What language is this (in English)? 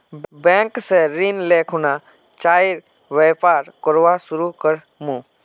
Magahi